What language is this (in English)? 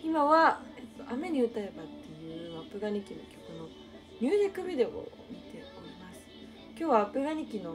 Japanese